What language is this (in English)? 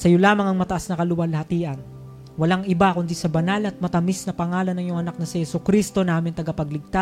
Filipino